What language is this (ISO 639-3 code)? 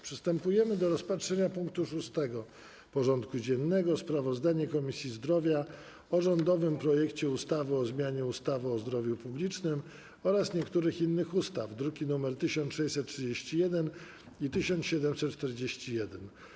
pol